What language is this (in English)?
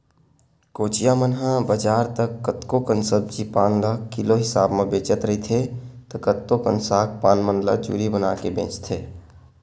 Chhattisgarhi